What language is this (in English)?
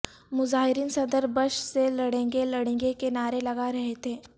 Urdu